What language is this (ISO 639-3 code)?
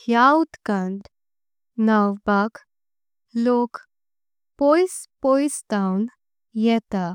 kok